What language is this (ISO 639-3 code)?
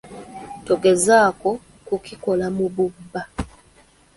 lug